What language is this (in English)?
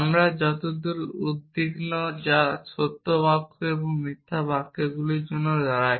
Bangla